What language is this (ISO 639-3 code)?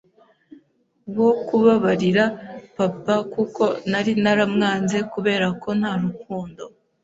kin